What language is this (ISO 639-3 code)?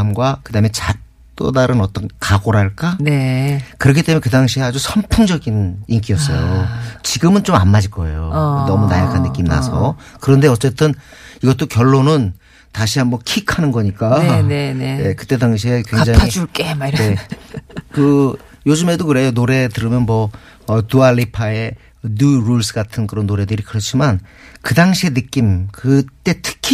kor